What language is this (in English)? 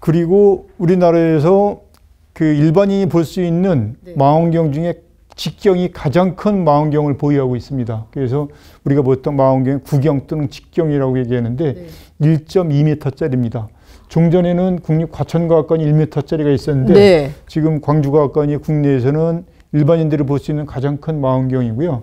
Korean